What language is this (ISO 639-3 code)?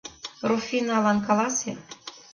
chm